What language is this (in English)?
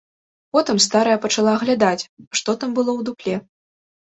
Belarusian